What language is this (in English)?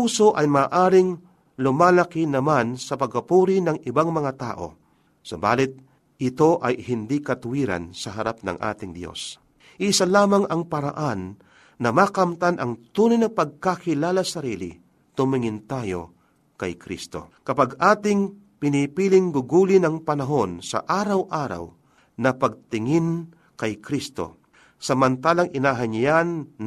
Filipino